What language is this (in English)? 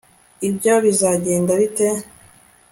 Kinyarwanda